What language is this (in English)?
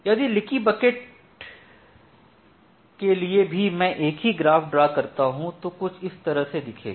Hindi